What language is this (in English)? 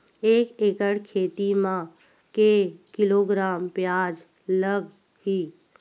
Chhattisgarhi